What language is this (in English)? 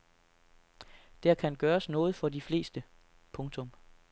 Danish